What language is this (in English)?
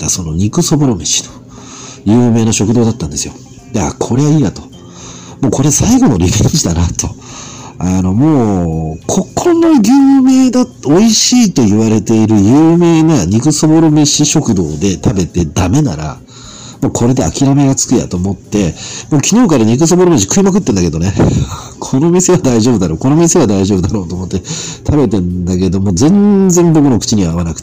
Japanese